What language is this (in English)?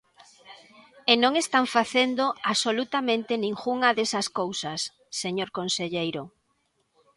Galician